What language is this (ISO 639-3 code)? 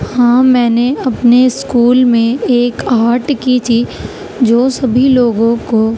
urd